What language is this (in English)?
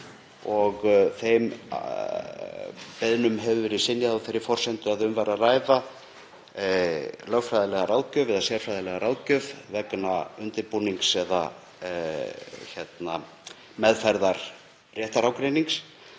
Icelandic